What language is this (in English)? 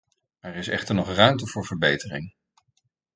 Dutch